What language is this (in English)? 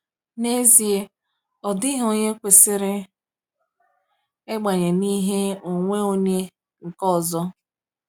Igbo